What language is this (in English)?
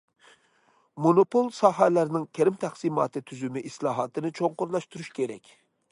Uyghur